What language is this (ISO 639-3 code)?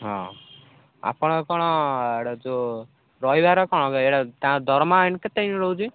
ori